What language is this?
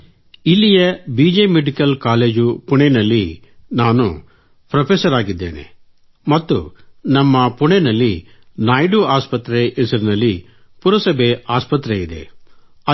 Kannada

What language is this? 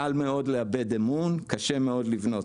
Hebrew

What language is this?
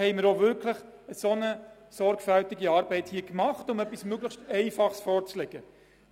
Swiss German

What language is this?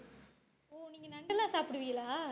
Tamil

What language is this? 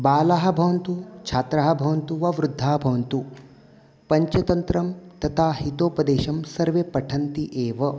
Sanskrit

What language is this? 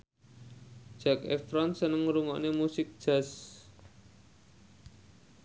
Javanese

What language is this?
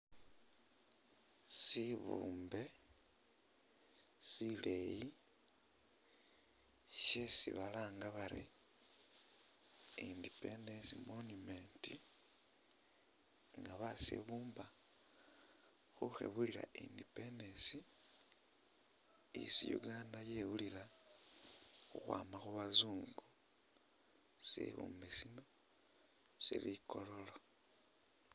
Masaaba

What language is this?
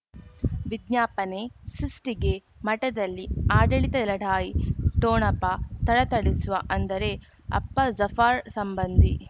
Kannada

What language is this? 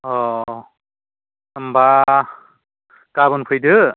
Bodo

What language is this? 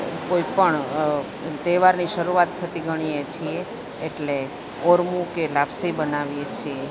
Gujarati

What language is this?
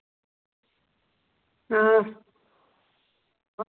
Dogri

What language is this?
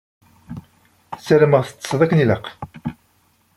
Kabyle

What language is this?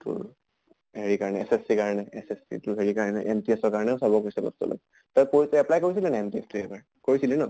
Assamese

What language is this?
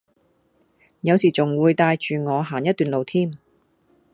Cantonese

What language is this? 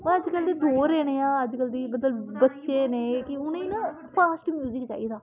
Dogri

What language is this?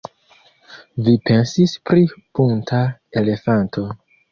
Esperanto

